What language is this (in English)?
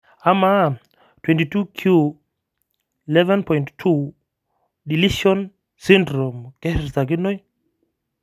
Masai